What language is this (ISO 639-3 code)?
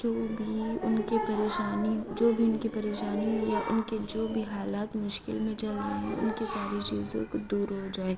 urd